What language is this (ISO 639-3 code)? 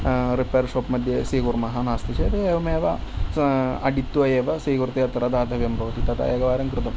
san